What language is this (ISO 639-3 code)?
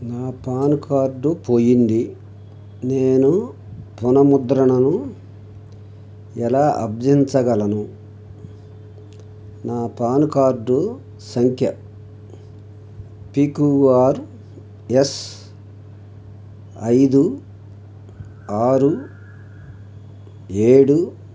tel